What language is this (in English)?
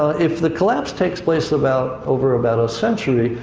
English